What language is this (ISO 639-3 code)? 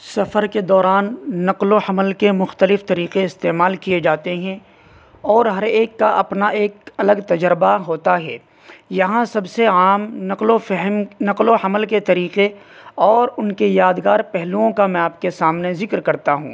urd